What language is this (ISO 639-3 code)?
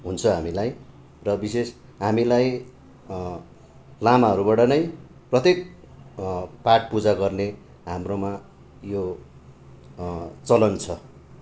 nep